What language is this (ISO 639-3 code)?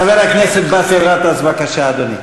heb